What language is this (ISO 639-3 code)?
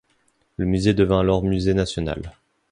fra